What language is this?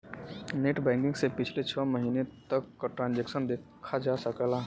Bhojpuri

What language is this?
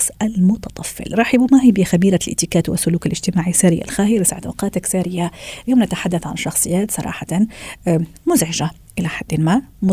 Arabic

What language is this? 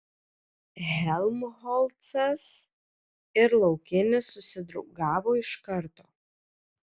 Lithuanian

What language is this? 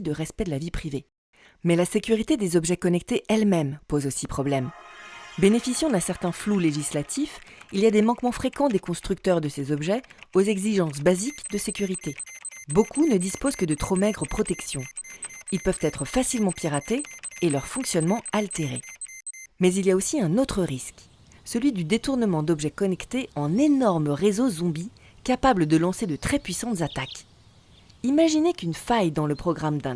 French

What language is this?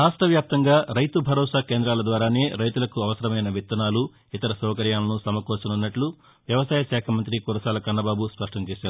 Telugu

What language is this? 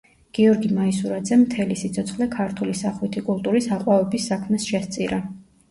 Georgian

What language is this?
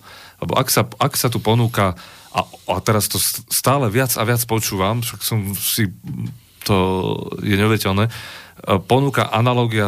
Slovak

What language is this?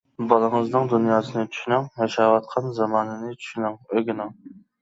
Uyghur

